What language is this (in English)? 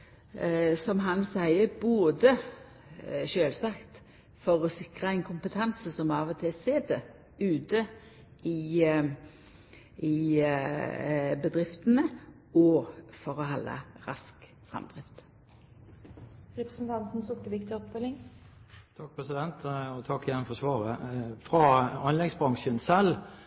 Norwegian